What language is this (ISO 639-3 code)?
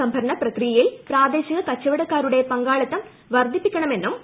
mal